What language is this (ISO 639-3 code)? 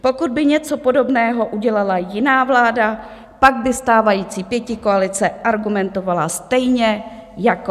ces